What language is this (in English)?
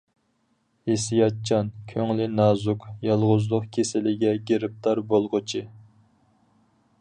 Uyghur